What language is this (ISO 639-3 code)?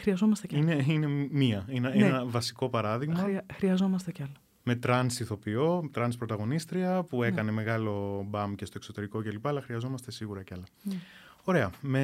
ell